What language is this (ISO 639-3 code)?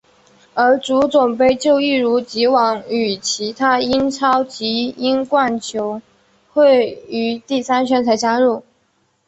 zho